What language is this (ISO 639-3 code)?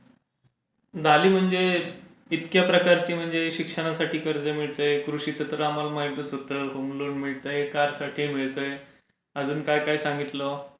mar